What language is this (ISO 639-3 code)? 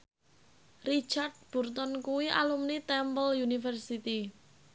jav